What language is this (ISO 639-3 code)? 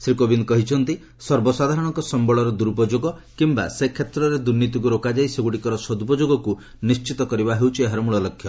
ori